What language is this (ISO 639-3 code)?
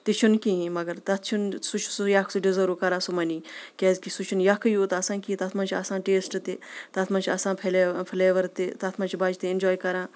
kas